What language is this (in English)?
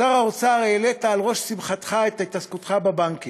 Hebrew